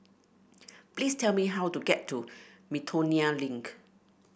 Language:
English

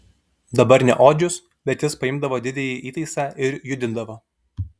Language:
Lithuanian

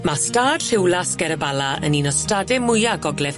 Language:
Welsh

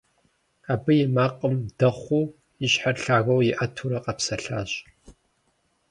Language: Kabardian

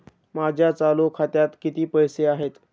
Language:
Marathi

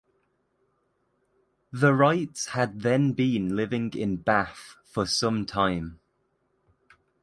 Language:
English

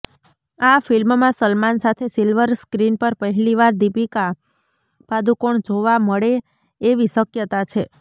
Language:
Gujarati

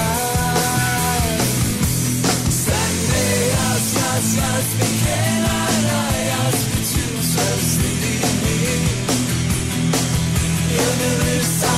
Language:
Turkish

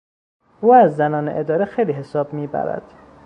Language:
Persian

